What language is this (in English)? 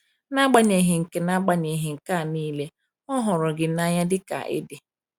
Igbo